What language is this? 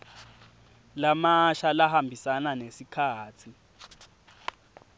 Swati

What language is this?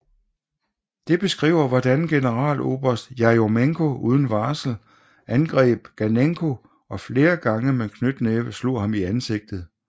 Danish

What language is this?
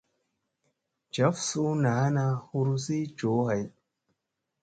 Musey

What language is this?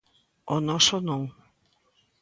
Galician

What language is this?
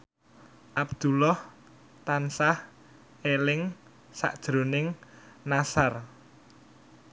Javanese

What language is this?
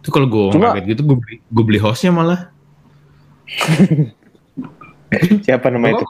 Indonesian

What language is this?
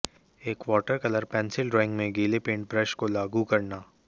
Hindi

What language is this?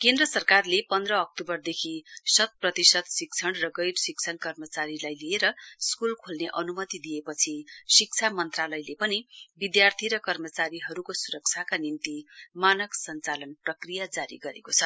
Nepali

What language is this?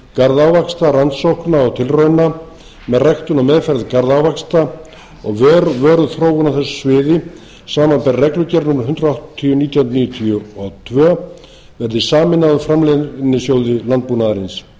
Icelandic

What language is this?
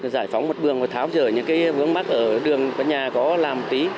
Vietnamese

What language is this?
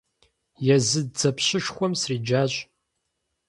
Kabardian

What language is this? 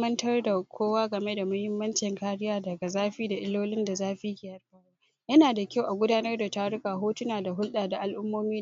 Hausa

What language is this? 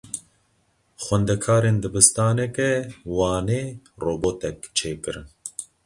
Kurdish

